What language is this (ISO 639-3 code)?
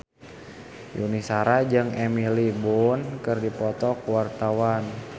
sun